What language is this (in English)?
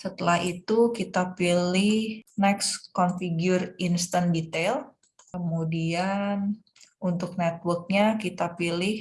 Indonesian